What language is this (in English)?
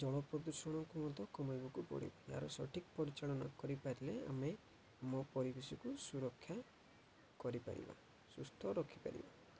Odia